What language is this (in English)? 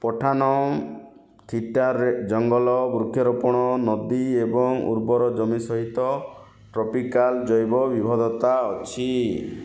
Odia